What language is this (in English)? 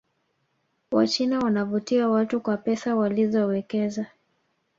Swahili